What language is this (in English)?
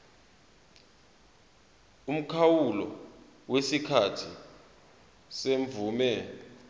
Zulu